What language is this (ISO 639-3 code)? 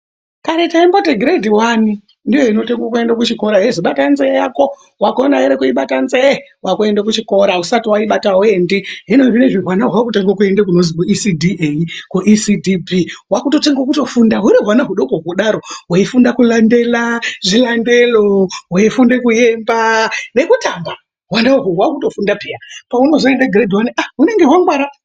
ndc